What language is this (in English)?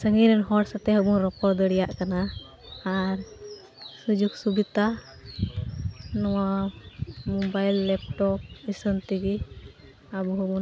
Santali